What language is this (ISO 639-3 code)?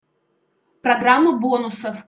rus